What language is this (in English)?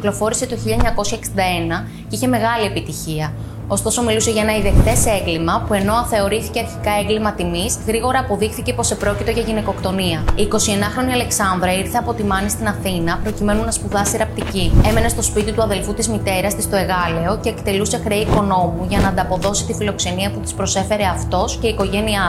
Greek